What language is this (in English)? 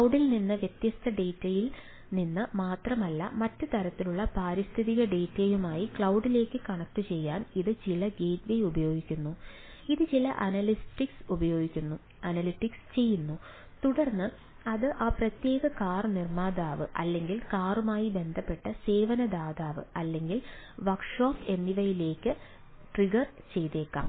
Malayalam